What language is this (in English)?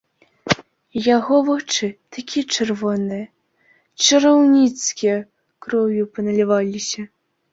Belarusian